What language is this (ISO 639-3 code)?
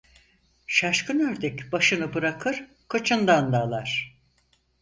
tur